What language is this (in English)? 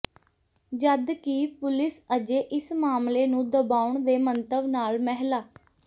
Punjabi